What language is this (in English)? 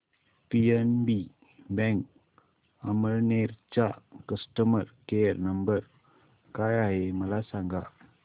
Marathi